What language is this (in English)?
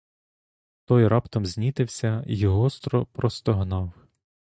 Ukrainian